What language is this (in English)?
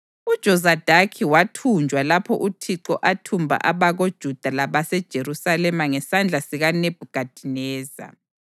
North Ndebele